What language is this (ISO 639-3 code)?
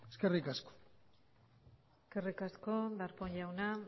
eus